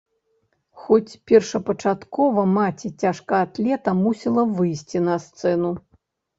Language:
Belarusian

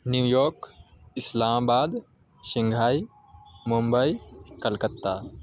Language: Urdu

